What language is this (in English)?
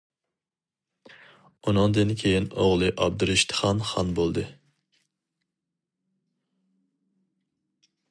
Uyghur